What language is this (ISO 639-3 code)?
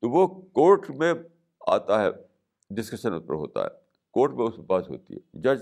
urd